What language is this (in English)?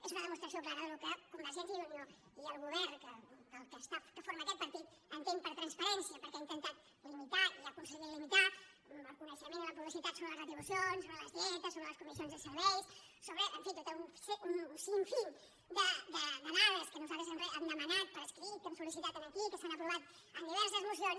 Catalan